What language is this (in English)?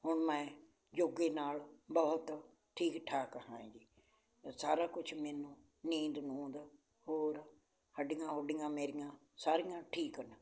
Punjabi